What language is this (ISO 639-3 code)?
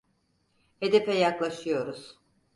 tur